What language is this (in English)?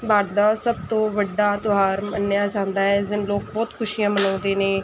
Punjabi